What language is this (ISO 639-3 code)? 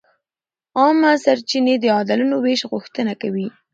pus